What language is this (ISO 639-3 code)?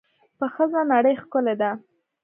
pus